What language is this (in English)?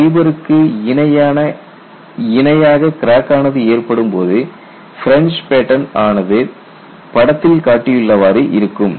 Tamil